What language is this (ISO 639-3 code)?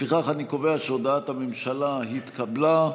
heb